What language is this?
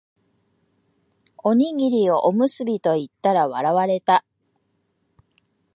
Japanese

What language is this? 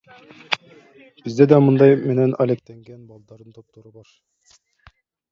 Kyrgyz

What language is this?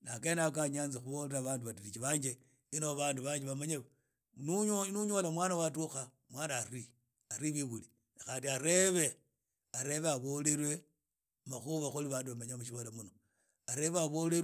Idakho-Isukha-Tiriki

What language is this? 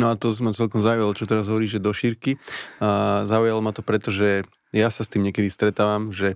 Slovak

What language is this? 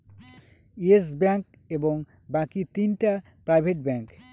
Bangla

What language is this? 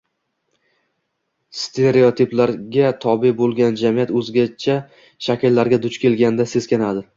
Uzbek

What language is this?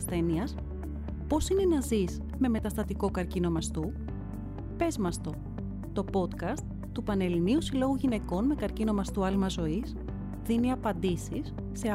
Greek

